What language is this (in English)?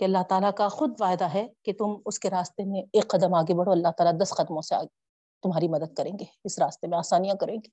Urdu